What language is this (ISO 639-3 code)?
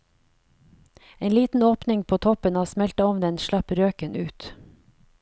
nor